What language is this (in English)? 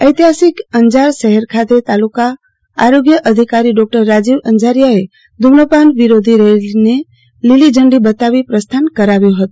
Gujarati